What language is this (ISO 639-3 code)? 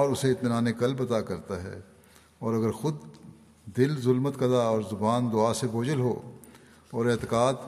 urd